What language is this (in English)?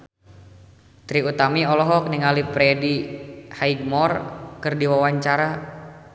Sundanese